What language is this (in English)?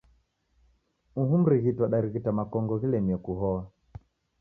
Taita